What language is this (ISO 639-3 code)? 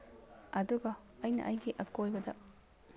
mni